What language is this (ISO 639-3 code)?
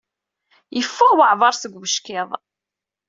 kab